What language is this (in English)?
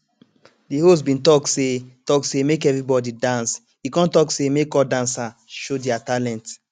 Nigerian Pidgin